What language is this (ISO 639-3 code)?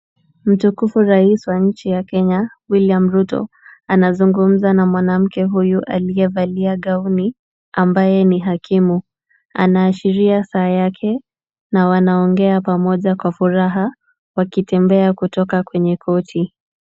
swa